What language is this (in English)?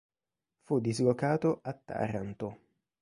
Italian